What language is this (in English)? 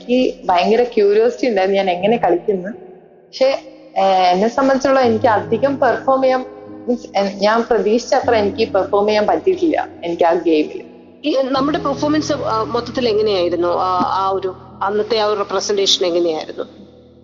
Malayalam